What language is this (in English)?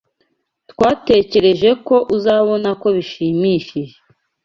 Kinyarwanda